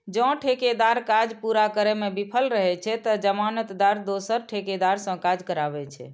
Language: Maithili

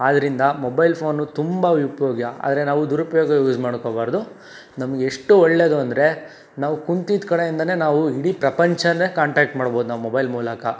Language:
Kannada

